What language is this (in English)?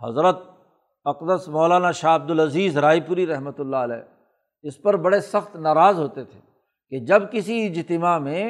Urdu